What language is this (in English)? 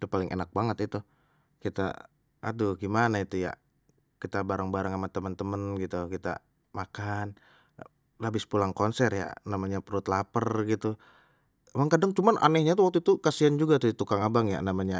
Betawi